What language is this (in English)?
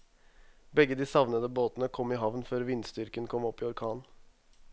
Norwegian